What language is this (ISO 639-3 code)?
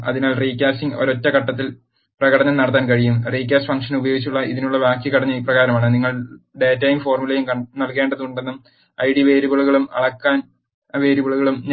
mal